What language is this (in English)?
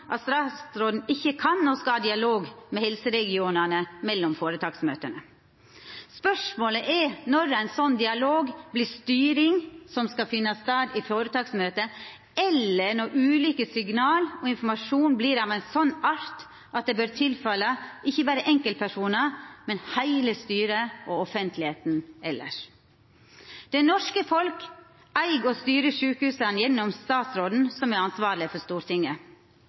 Norwegian Nynorsk